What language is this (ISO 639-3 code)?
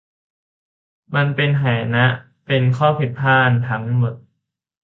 tha